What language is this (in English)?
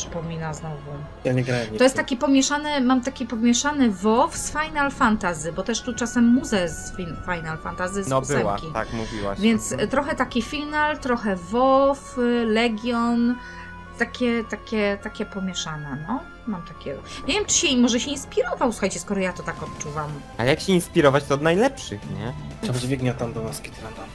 Polish